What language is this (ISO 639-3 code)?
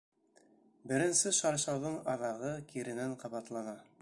bak